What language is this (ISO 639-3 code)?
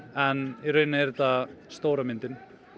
isl